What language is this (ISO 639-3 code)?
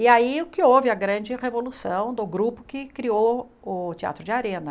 por